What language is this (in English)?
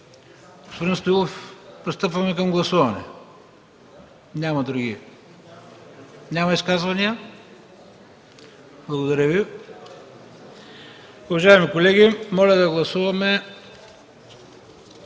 Bulgarian